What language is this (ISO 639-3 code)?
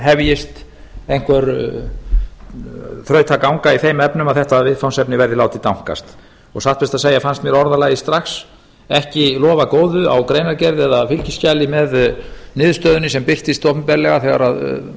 isl